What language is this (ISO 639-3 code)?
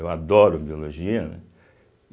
por